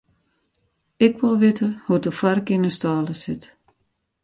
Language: Western Frisian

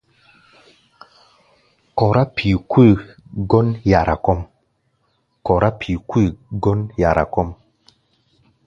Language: Gbaya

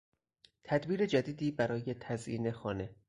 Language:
Persian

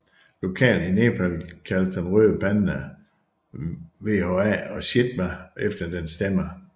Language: Danish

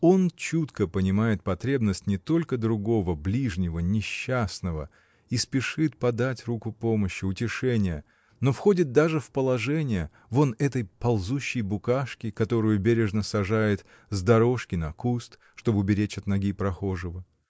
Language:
Russian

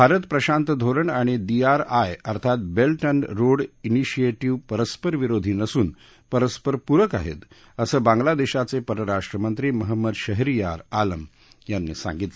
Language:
Marathi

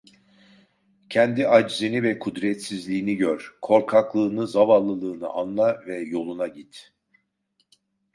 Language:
Turkish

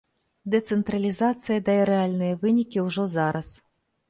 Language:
Belarusian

